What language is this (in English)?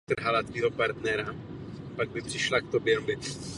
Czech